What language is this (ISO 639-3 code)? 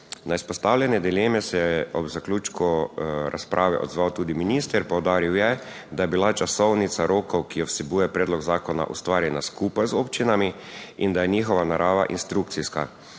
slv